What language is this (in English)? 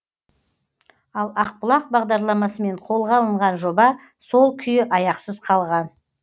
Kazakh